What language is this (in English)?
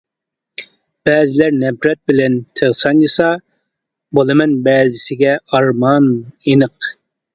Uyghur